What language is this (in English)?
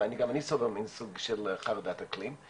Hebrew